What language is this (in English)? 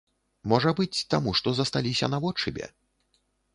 Belarusian